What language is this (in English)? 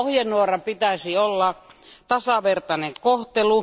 Finnish